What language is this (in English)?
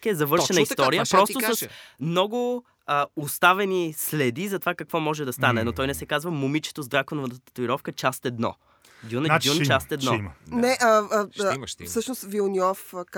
Bulgarian